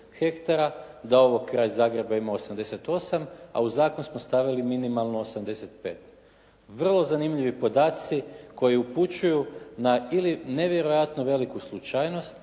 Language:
Croatian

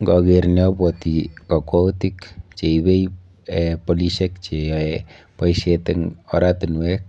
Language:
Kalenjin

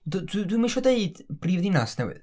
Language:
Welsh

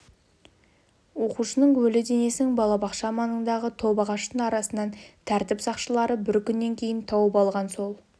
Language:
Kazakh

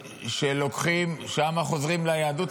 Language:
Hebrew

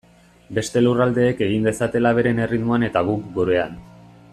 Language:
Basque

